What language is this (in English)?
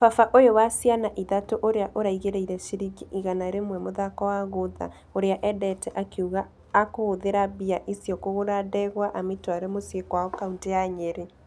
Kikuyu